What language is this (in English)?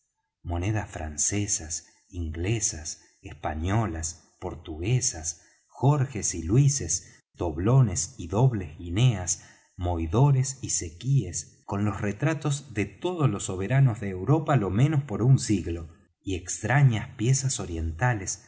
Spanish